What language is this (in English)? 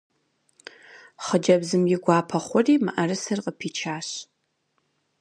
Kabardian